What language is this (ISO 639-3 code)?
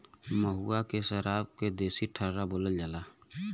bho